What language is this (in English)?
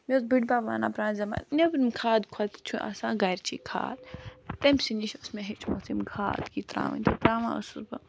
Kashmiri